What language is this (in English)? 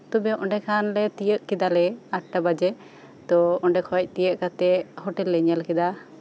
Santali